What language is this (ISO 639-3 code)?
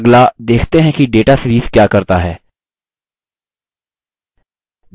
hin